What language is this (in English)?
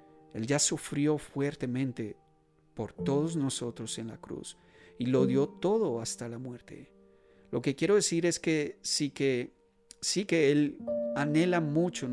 Spanish